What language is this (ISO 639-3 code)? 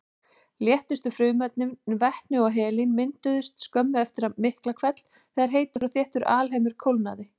isl